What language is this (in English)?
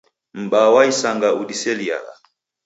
Taita